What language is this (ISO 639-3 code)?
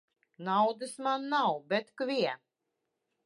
lav